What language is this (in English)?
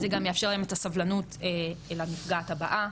Hebrew